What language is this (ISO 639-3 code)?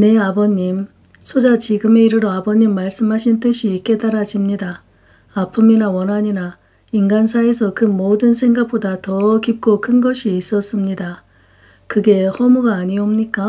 kor